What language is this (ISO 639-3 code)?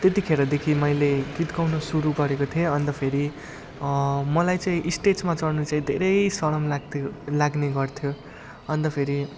nep